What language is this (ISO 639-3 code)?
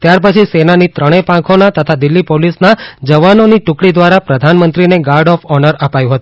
guj